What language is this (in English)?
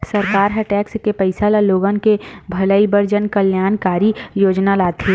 Chhattisgarhi